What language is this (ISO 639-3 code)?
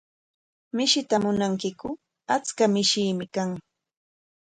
qwa